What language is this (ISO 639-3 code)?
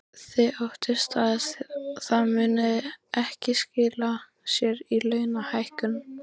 isl